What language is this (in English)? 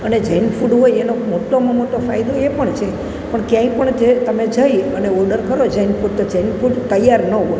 Gujarati